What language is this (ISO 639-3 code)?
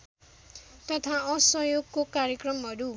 nep